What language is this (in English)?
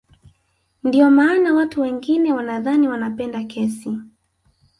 Swahili